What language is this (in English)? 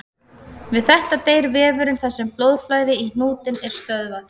Icelandic